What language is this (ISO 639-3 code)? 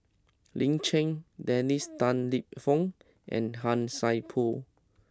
eng